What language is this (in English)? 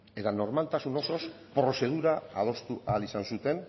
Basque